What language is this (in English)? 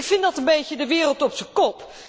Dutch